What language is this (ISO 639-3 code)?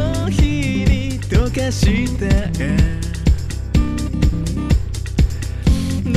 jpn